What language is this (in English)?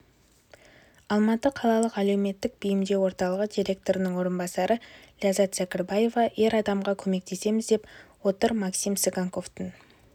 Kazakh